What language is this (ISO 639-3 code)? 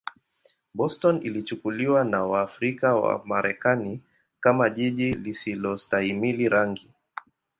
swa